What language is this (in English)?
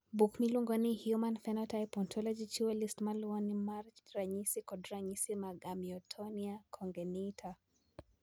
Luo (Kenya and Tanzania)